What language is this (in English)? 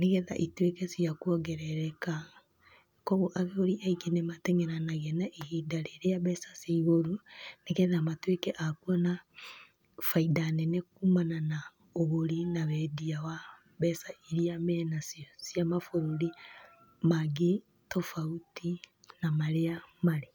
Kikuyu